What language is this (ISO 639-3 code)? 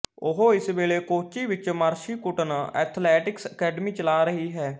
pan